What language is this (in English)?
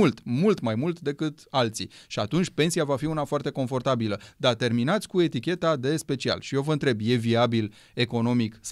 Romanian